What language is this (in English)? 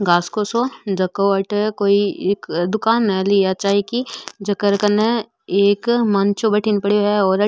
Marwari